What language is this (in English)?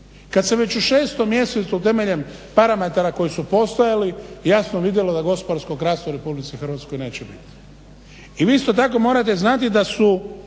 Croatian